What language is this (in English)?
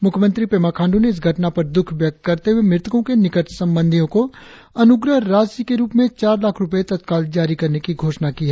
Hindi